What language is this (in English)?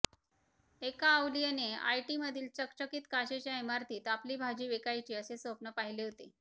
Marathi